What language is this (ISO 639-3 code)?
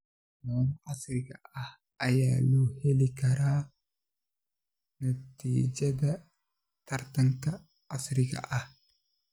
som